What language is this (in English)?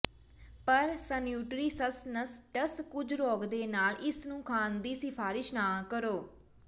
Punjabi